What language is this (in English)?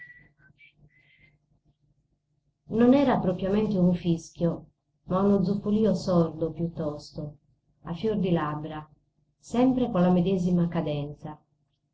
Italian